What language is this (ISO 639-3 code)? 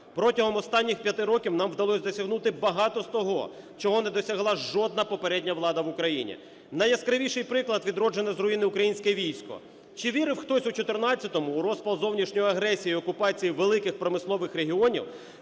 ukr